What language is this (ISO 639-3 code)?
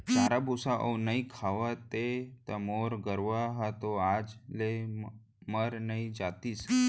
hne